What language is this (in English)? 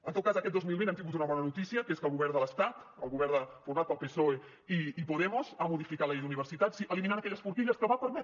Catalan